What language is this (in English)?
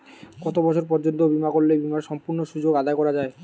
Bangla